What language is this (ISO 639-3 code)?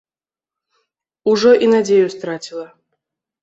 bel